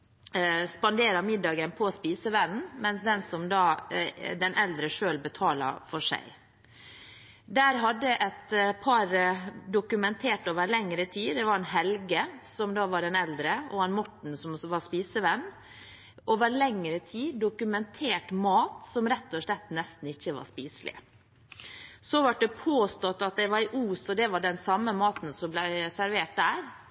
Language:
Norwegian Bokmål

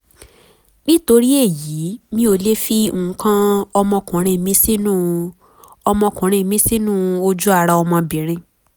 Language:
Yoruba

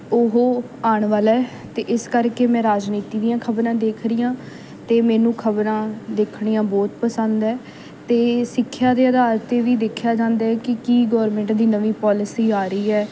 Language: Punjabi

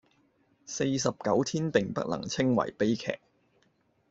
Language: Cantonese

